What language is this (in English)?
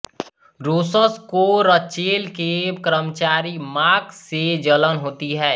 Hindi